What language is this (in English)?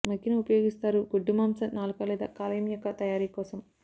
Telugu